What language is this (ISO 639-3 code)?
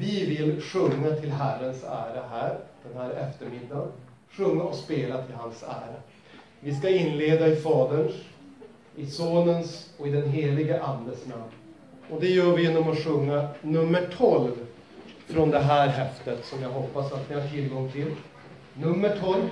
swe